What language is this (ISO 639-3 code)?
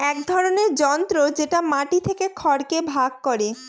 ben